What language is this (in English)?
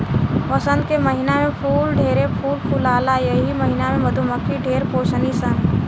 Bhojpuri